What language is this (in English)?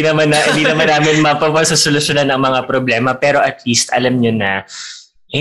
Filipino